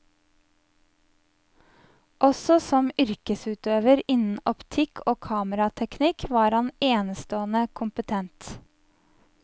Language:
Norwegian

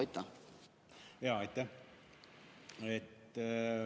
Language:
Estonian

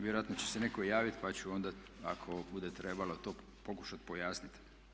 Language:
Croatian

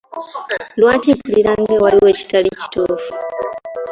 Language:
Ganda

